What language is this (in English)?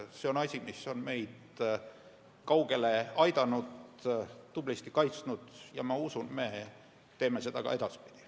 Estonian